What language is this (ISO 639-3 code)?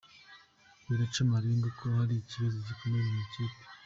kin